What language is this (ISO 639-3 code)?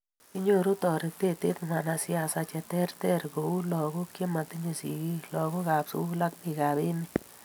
kln